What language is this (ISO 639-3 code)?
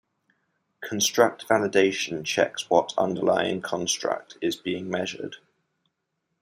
eng